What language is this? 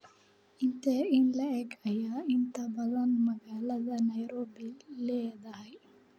Somali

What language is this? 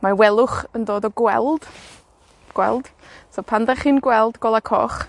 Welsh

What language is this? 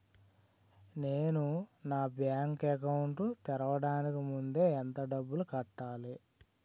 Telugu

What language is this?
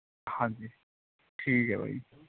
Punjabi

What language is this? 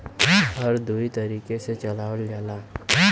Bhojpuri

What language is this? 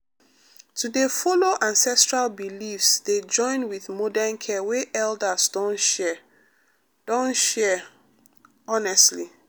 Nigerian Pidgin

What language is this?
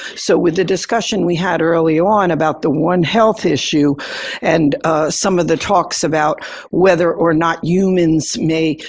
English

